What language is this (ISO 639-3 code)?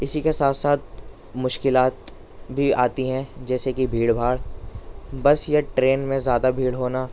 urd